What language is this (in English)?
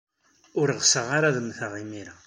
Kabyle